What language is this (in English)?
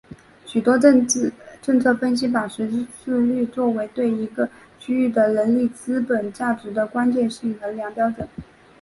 Chinese